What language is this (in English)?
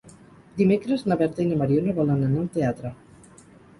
Catalan